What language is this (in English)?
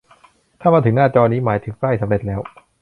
Thai